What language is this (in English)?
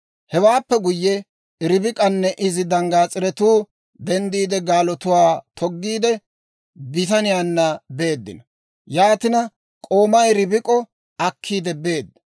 Dawro